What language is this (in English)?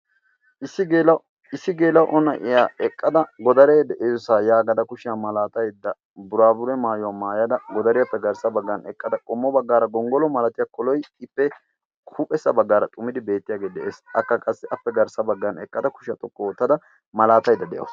Wolaytta